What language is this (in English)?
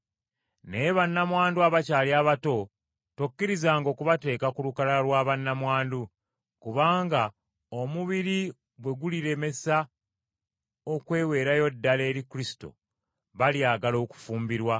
Ganda